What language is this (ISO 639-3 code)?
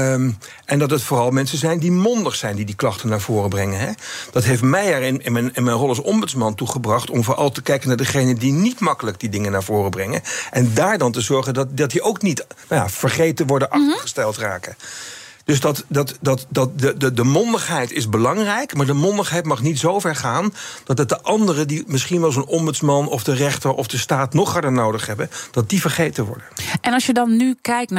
nld